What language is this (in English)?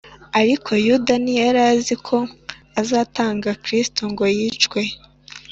Kinyarwanda